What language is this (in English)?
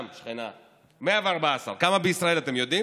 Hebrew